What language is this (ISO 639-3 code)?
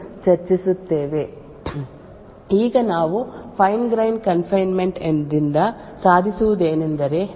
kan